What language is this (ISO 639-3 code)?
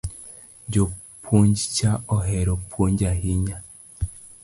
luo